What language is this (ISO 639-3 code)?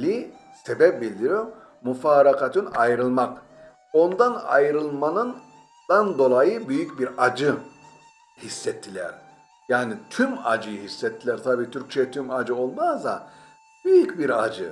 tur